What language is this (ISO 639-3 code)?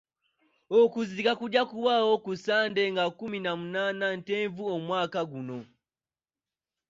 lug